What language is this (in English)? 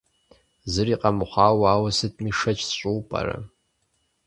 Kabardian